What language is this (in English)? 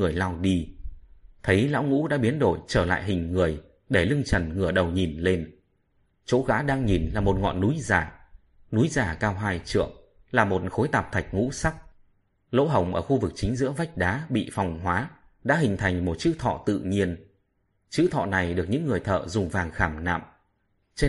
Vietnamese